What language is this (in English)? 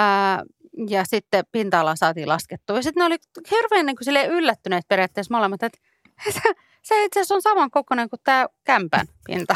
Finnish